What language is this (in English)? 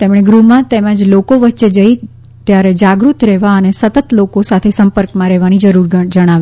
Gujarati